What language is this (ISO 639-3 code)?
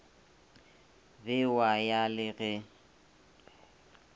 nso